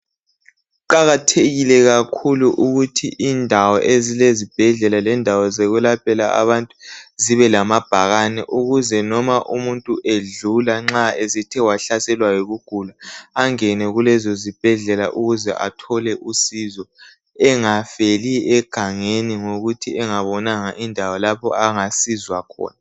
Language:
North Ndebele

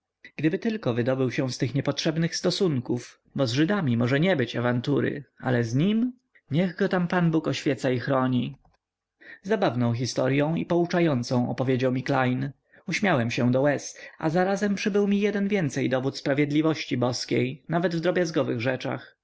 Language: Polish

